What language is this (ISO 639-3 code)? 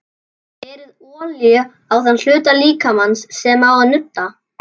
isl